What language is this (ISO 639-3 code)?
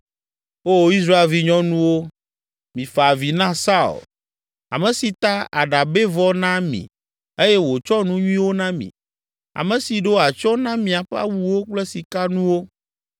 ewe